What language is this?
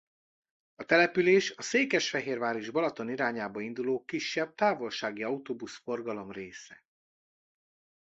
Hungarian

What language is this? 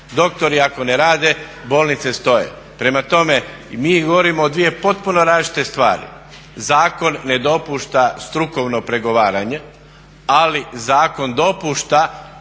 Croatian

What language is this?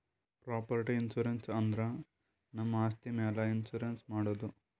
Kannada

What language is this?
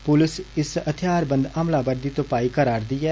Dogri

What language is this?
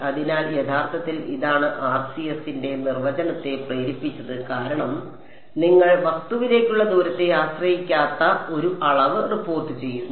Malayalam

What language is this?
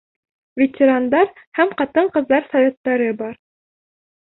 Bashkir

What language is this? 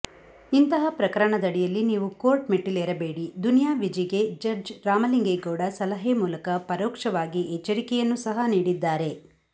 Kannada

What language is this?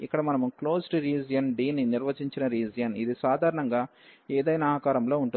Telugu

